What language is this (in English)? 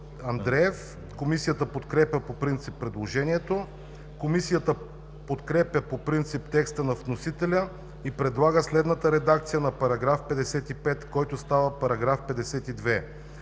Bulgarian